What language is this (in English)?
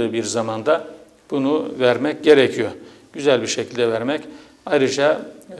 Turkish